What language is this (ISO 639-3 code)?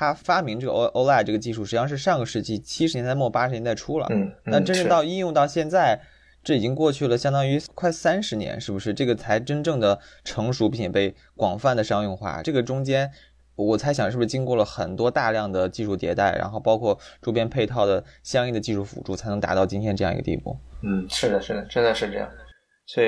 zho